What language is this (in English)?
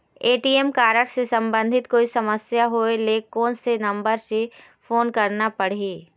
Chhattisgarhi